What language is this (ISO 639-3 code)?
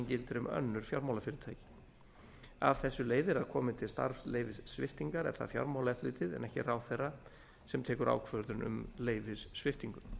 isl